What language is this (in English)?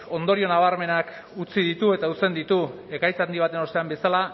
Basque